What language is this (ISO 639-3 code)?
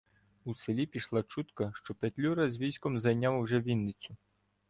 ukr